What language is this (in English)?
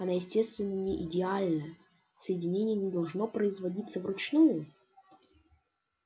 Russian